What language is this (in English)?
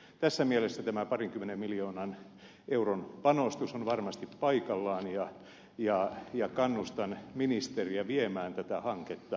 Finnish